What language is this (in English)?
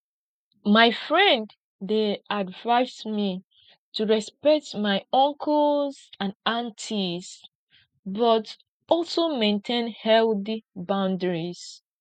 Nigerian Pidgin